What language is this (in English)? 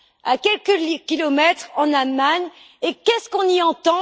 French